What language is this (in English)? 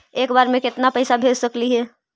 Magahi